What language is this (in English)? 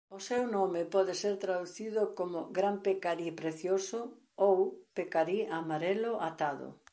Galician